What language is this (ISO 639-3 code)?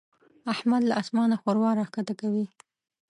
pus